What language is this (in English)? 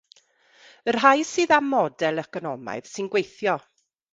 Welsh